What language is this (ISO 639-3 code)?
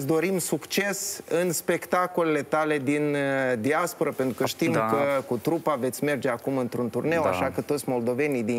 ron